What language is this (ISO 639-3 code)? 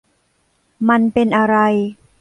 tha